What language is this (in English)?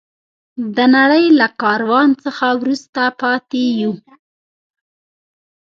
Pashto